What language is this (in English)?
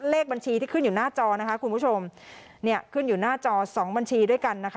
Thai